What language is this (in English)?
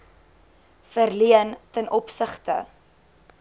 Afrikaans